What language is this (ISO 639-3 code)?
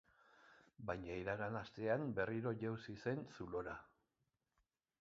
eus